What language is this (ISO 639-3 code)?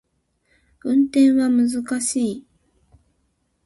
jpn